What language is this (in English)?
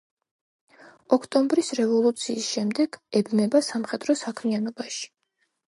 Georgian